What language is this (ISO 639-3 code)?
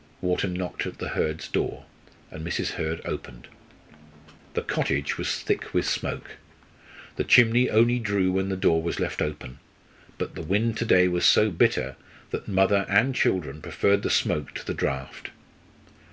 eng